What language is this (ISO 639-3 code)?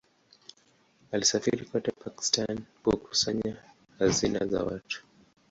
swa